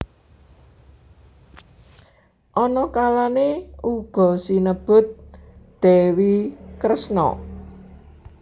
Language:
Javanese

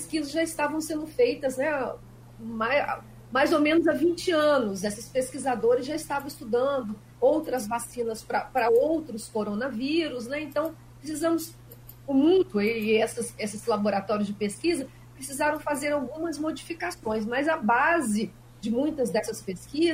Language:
Portuguese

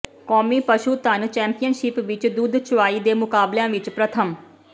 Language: Punjabi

